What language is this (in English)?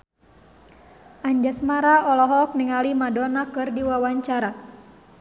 Sundanese